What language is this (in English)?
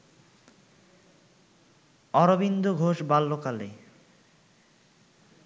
Bangla